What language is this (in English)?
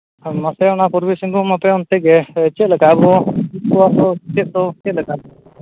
Santali